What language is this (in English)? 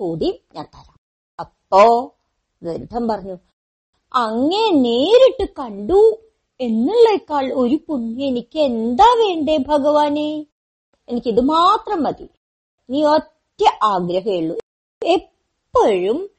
Malayalam